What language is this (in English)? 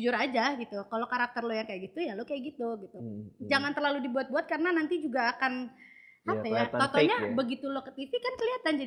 Indonesian